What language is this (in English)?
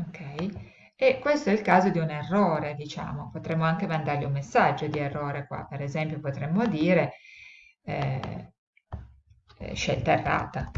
Italian